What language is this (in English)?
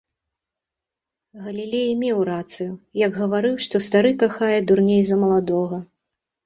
Belarusian